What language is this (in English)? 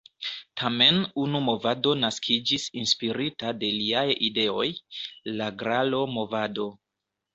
Esperanto